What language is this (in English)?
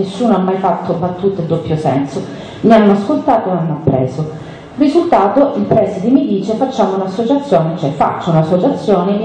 Italian